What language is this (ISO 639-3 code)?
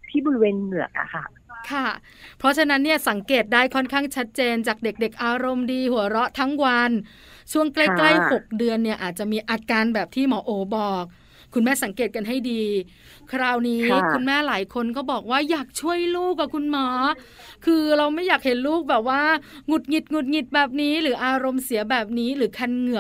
tha